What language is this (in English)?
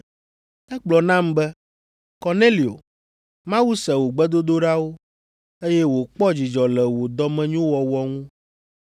Ewe